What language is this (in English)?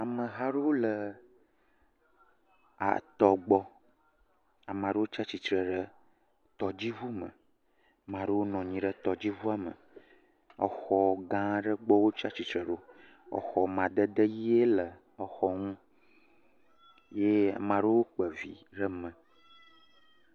Ewe